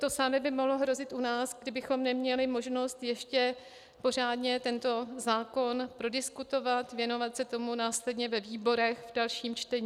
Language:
Czech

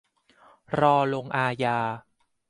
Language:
Thai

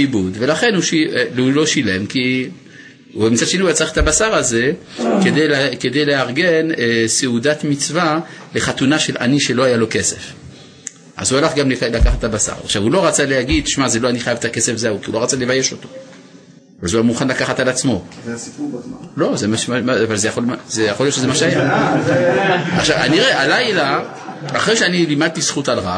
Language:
Hebrew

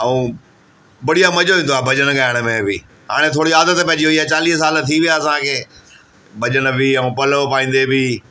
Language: Sindhi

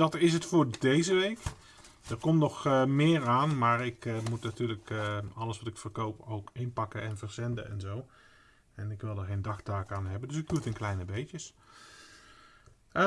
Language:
Dutch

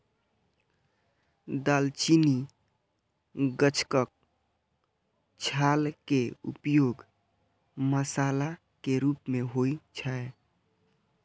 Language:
Maithili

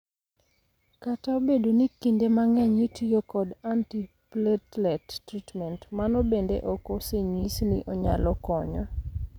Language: Luo (Kenya and Tanzania)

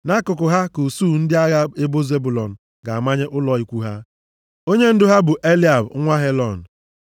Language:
Igbo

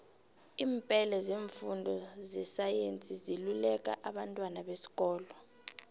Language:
South Ndebele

